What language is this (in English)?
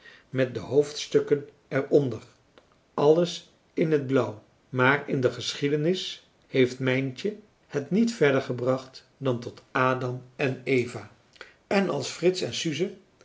Dutch